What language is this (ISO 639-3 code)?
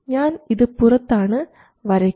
mal